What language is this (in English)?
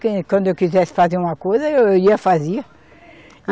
Portuguese